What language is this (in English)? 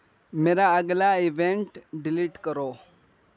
Urdu